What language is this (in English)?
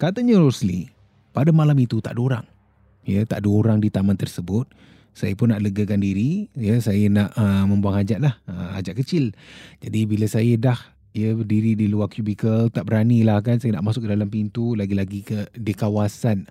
Malay